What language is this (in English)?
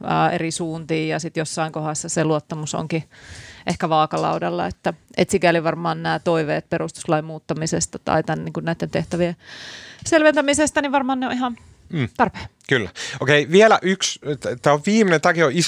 Finnish